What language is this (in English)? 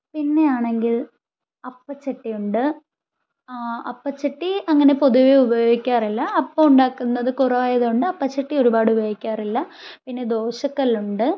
Malayalam